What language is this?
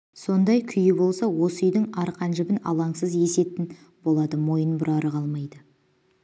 Kazakh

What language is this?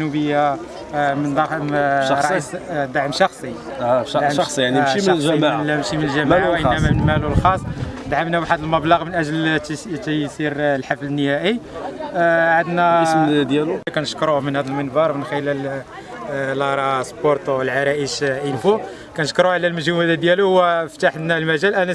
Arabic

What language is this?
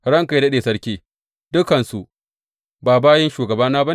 Hausa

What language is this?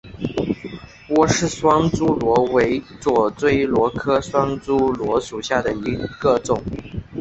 Chinese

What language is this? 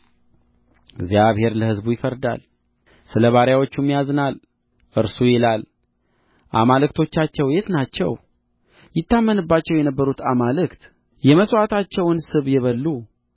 Amharic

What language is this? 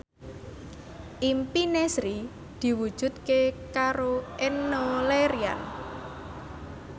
Javanese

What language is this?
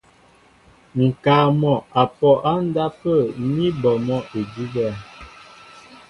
Mbo (Cameroon)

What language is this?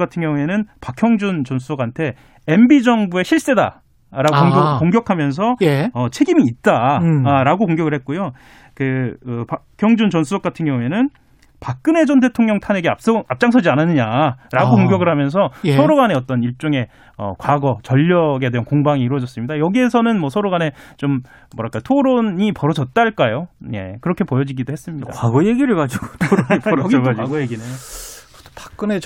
Korean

